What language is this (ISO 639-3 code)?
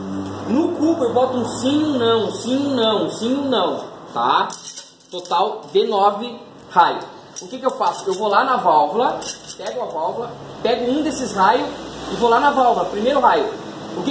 por